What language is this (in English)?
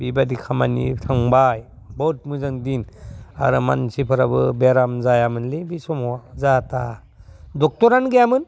Bodo